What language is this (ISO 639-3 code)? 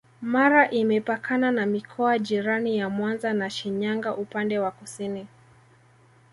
swa